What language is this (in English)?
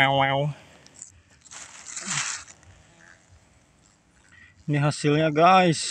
Indonesian